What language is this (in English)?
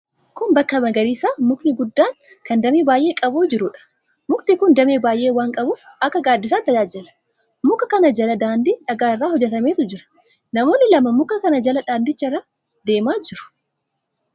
Oromo